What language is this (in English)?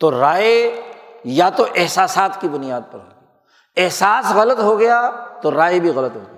Urdu